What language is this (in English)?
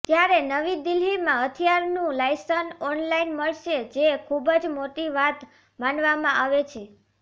Gujarati